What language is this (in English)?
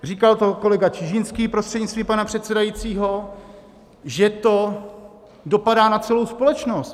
Czech